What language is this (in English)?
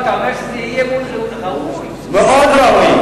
Hebrew